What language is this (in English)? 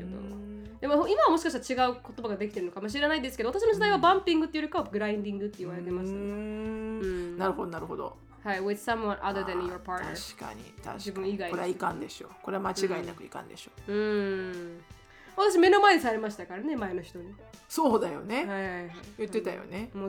Japanese